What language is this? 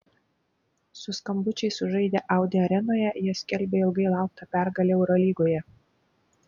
Lithuanian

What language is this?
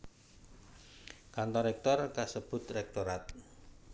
Javanese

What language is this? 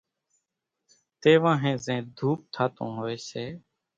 Kachi Koli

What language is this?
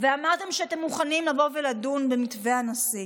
Hebrew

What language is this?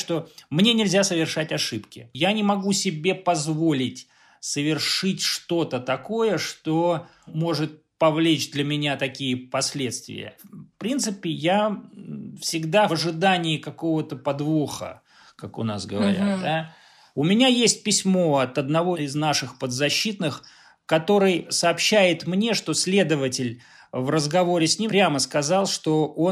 Russian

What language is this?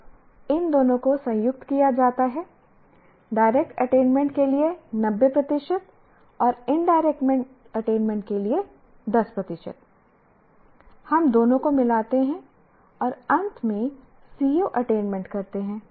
Hindi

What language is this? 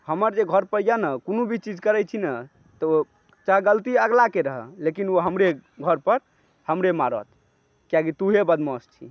Maithili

